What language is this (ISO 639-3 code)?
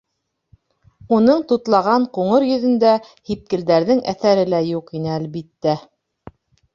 bak